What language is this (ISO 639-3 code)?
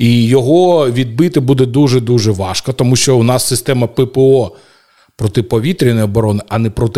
ukr